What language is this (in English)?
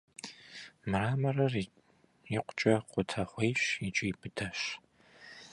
Kabardian